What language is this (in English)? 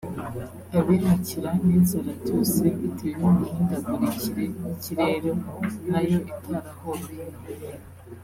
Kinyarwanda